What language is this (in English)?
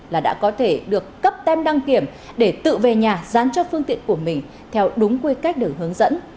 Vietnamese